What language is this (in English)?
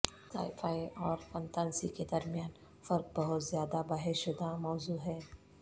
Urdu